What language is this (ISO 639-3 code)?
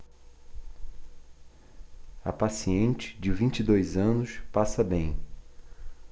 por